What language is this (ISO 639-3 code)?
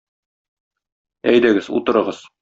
tat